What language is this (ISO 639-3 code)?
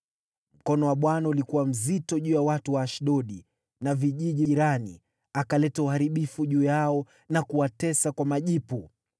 swa